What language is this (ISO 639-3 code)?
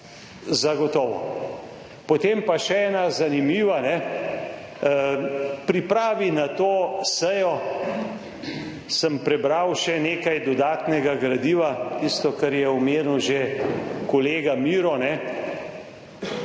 slv